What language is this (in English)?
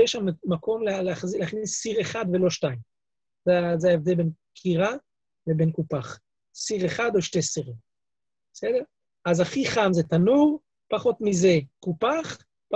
Hebrew